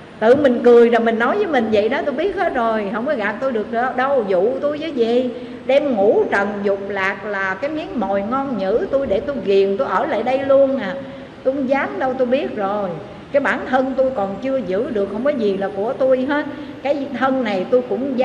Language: Vietnamese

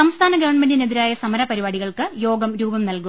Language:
Malayalam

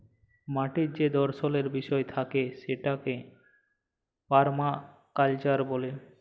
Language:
Bangla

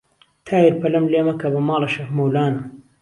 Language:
Central Kurdish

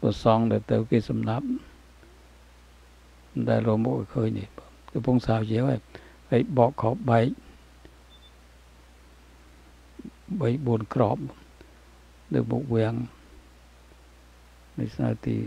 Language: Thai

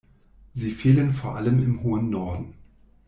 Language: German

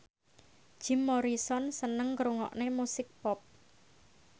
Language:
Javanese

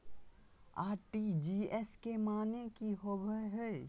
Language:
Magahi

